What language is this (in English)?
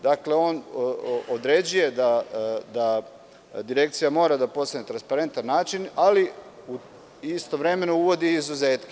Serbian